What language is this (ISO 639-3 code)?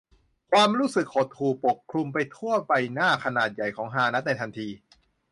tha